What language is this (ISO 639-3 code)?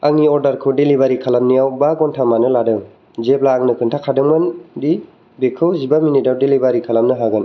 brx